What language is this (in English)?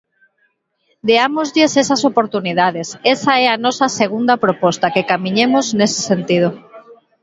Galician